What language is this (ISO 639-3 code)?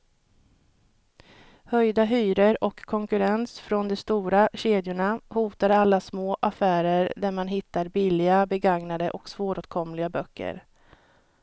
swe